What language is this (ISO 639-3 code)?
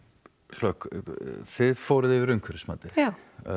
isl